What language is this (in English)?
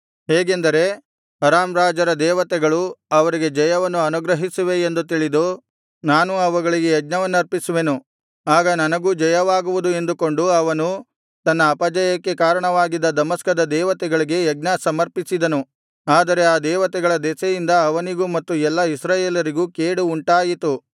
Kannada